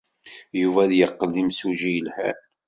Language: Kabyle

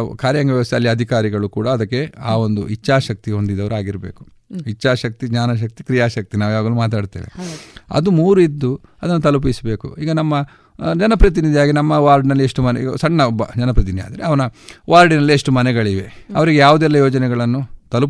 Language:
Kannada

